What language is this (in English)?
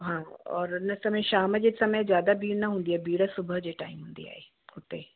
Sindhi